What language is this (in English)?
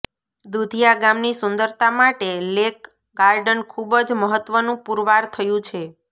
Gujarati